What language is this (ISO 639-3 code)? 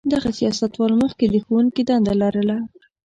pus